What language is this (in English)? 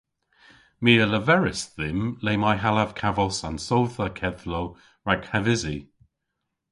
Cornish